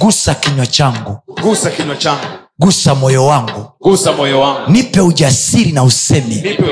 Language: Swahili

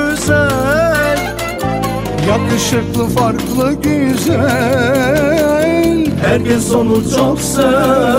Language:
Arabic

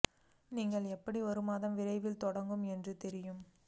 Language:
Tamil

